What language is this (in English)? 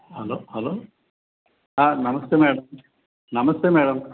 Telugu